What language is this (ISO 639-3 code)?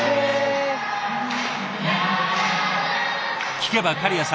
jpn